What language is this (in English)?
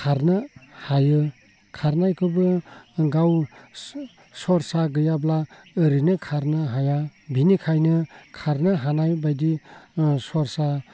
Bodo